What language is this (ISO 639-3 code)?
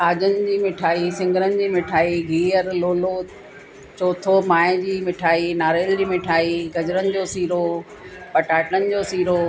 snd